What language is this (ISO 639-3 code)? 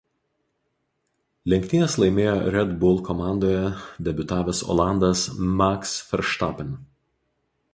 lit